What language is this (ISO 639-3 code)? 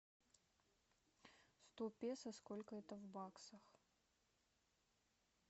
rus